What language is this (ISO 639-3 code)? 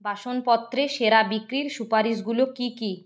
ben